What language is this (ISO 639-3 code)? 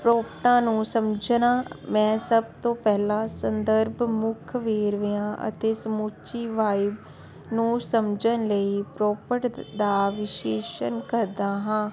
pan